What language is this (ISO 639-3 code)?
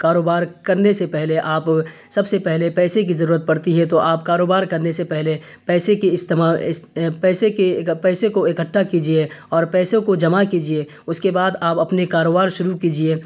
urd